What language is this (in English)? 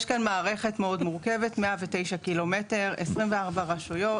Hebrew